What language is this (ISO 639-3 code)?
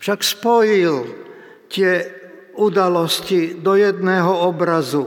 slk